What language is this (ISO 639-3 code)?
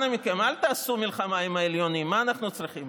heb